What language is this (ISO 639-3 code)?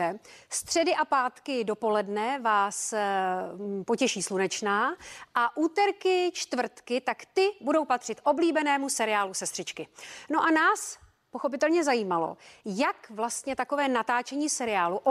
ces